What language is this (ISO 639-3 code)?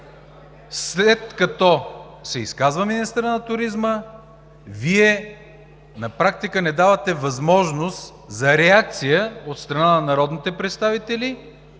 bul